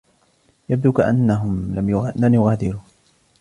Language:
Arabic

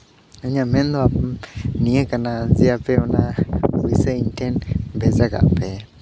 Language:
Santali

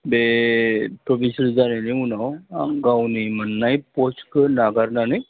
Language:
Bodo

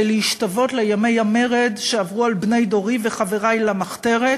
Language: Hebrew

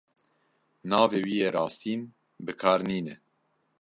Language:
Kurdish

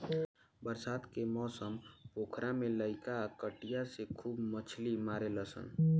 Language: Bhojpuri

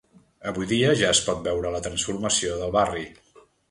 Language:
Catalan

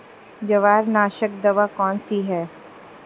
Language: Hindi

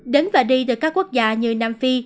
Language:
Vietnamese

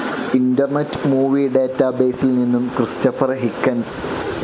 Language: Malayalam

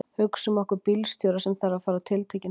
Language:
Icelandic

